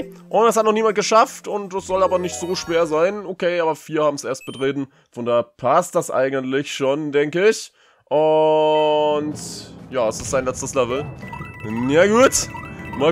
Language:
German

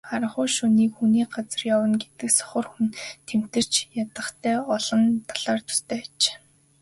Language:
Mongolian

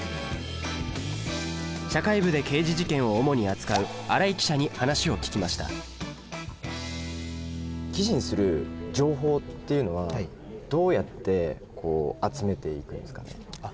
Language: Japanese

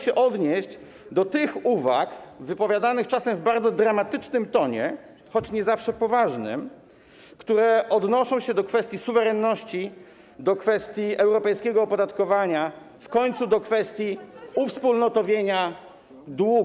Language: Polish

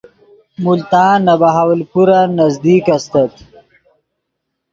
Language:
Yidgha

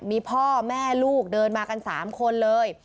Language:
Thai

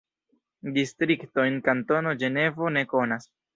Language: Esperanto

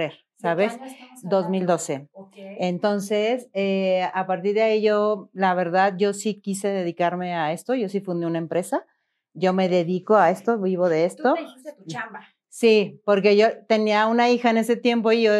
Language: Spanish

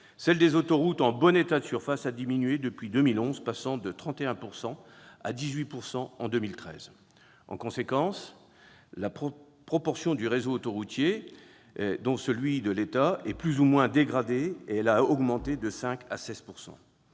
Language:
French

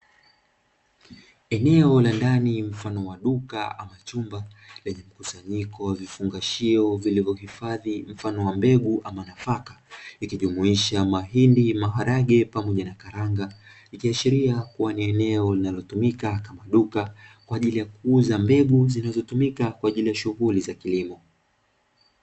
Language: Swahili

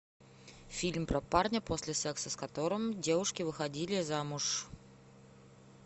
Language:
Russian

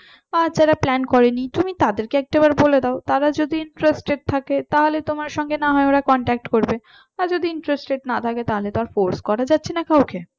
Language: Bangla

